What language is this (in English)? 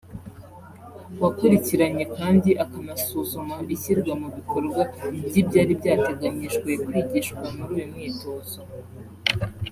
Kinyarwanda